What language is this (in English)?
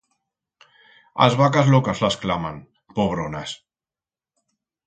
Aragonese